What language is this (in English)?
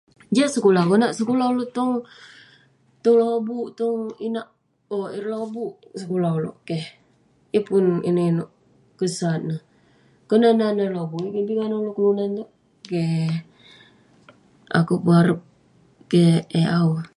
Western Penan